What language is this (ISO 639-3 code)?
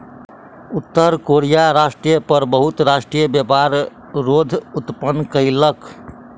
mai